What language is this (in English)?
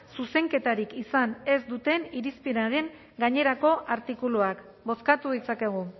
Basque